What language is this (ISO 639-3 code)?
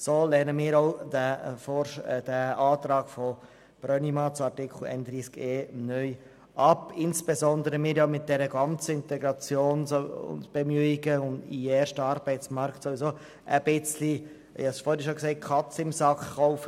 gsw